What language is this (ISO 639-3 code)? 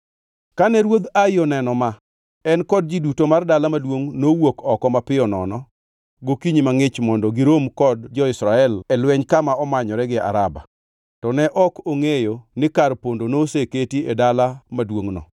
luo